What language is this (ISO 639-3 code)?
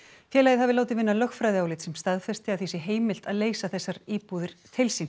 isl